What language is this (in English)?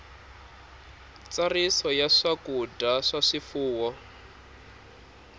Tsonga